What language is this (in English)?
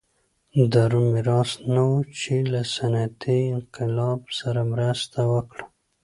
Pashto